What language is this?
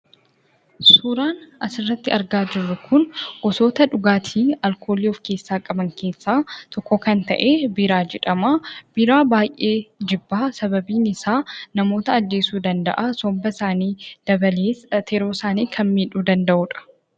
Oromo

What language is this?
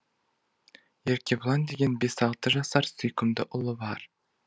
Kazakh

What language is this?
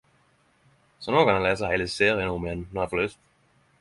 Norwegian Nynorsk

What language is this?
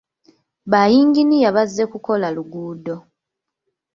Ganda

